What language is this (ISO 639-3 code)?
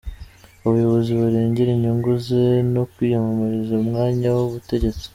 kin